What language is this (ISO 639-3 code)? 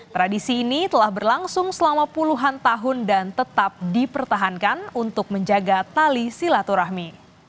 ind